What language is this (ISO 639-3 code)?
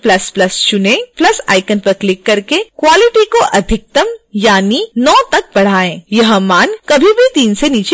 hin